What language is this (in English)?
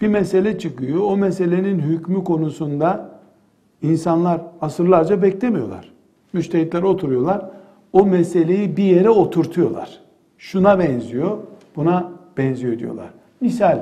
Turkish